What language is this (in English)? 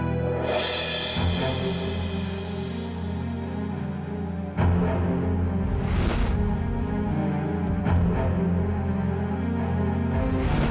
Indonesian